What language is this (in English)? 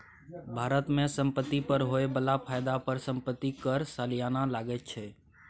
Maithili